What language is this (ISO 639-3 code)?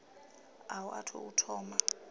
ven